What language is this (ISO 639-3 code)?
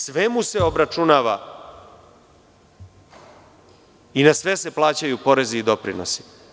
srp